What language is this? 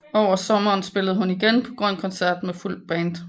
Danish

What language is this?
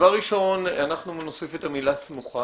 Hebrew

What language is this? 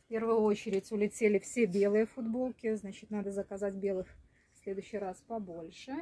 Russian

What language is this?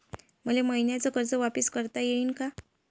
Marathi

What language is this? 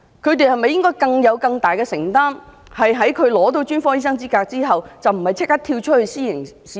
Cantonese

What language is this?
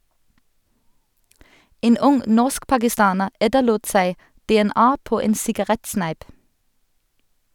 Norwegian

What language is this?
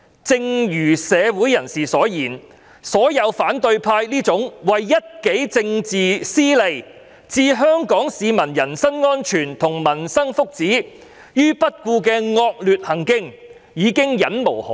Cantonese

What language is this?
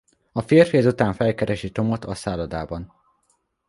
Hungarian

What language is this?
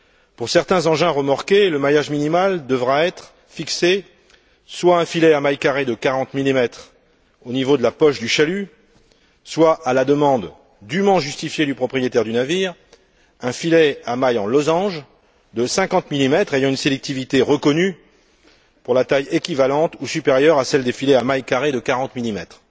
French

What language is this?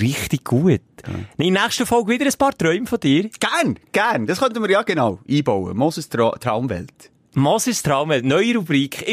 German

